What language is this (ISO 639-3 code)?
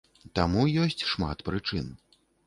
bel